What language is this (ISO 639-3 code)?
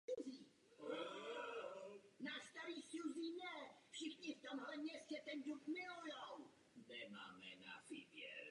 ces